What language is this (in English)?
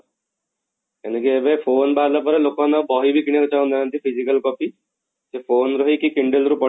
Odia